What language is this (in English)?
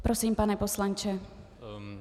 Czech